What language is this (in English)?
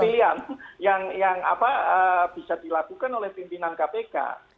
Indonesian